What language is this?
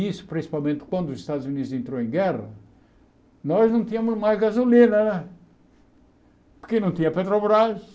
Portuguese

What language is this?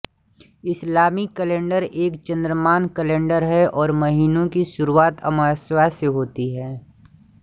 Hindi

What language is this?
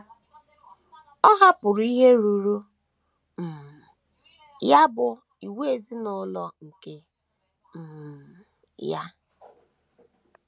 Igbo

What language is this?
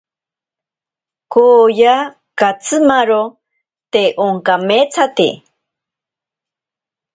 Ashéninka Perené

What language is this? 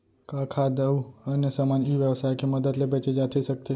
Chhattisgarhi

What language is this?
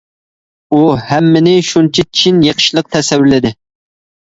Uyghur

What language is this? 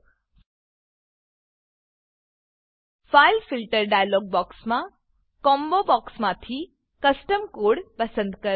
Gujarati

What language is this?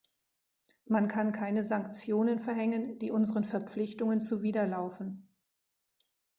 German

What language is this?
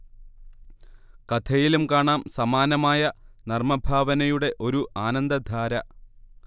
Malayalam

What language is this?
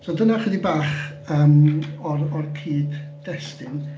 Welsh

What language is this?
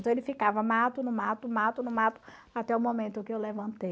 Portuguese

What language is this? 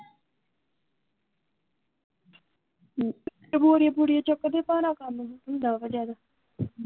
Punjabi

